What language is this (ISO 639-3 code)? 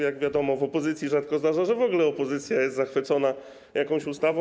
pol